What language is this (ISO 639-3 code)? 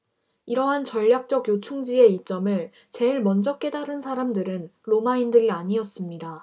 kor